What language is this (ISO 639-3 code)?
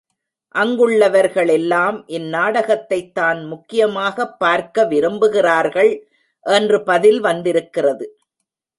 tam